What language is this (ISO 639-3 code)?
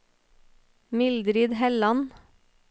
nor